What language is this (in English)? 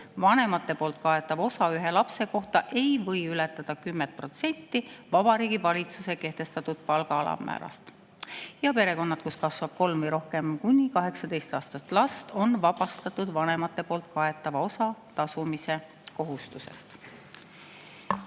Estonian